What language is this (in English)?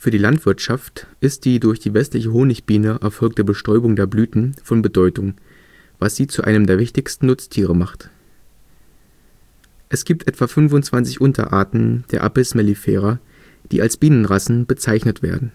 German